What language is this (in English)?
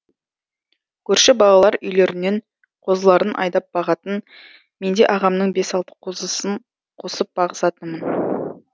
Kazakh